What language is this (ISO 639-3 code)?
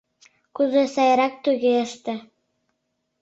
chm